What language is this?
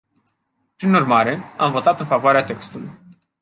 Romanian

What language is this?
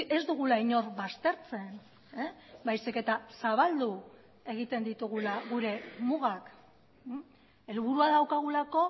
Basque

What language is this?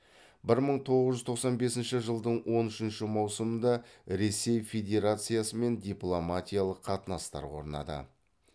Kazakh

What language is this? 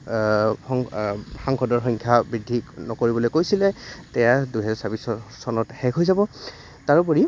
Assamese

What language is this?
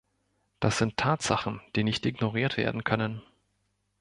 German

